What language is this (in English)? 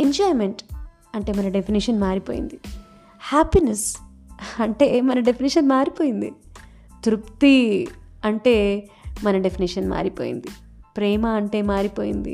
Telugu